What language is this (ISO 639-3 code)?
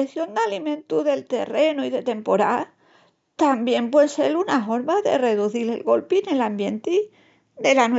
ext